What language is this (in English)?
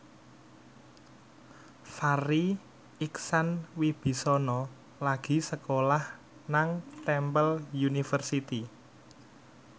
Javanese